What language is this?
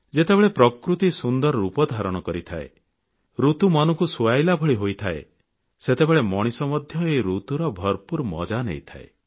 Odia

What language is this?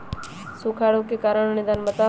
Magahi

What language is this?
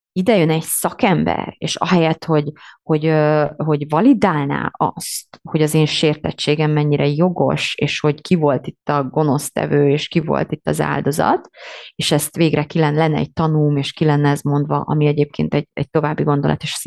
Hungarian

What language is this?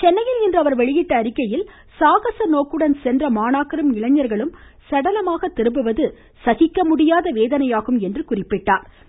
Tamil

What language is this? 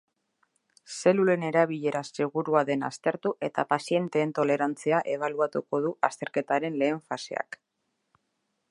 Basque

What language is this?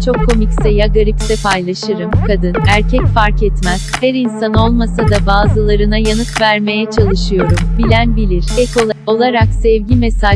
Turkish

